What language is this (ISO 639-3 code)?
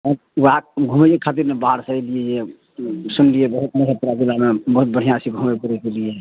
mai